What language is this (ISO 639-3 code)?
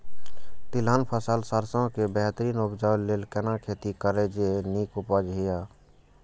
mai